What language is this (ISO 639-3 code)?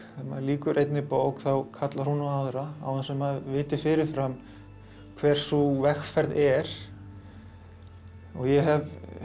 isl